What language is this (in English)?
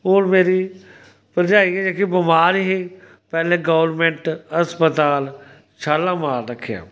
Dogri